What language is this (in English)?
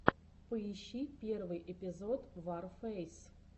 Russian